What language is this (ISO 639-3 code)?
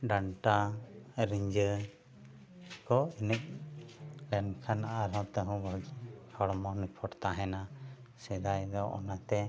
sat